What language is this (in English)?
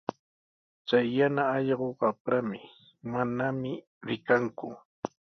Sihuas Ancash Quechua